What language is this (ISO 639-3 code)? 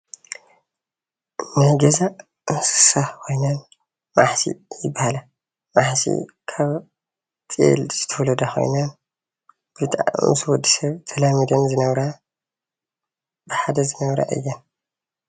tir